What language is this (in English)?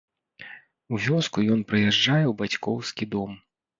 Belarusian